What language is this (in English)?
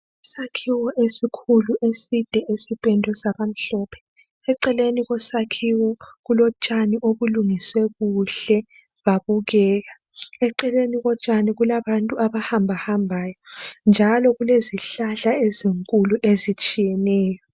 North Ndebele